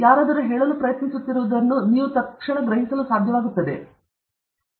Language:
Kannada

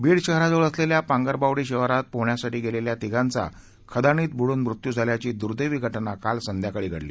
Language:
Marathi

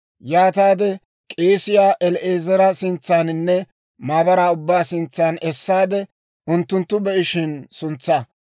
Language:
Dawro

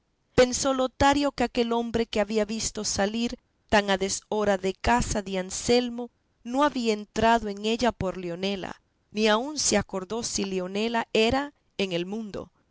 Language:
Spanish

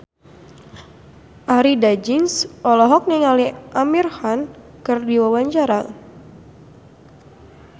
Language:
Sundanese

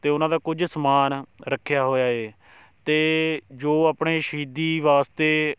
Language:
Punjabi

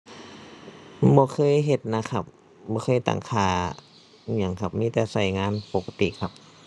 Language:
Thai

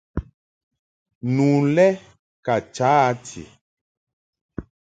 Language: Mungaka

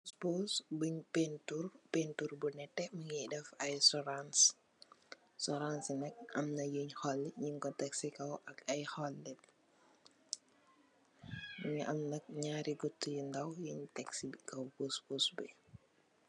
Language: Wolof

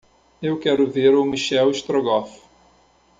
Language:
Portuguese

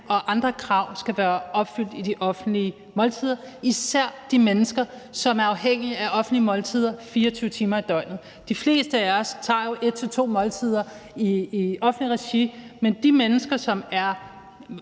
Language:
Danish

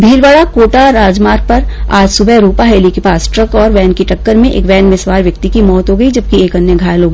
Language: Hindi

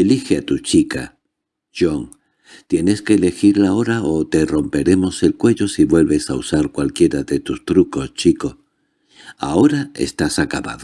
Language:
Spanish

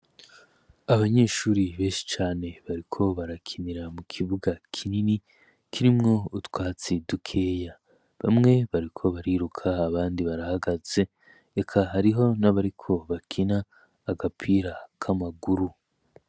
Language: Rundi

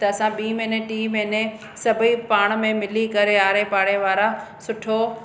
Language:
Sindhi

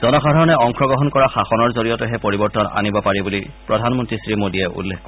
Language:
Assamese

